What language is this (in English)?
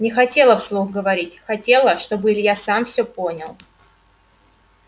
Russian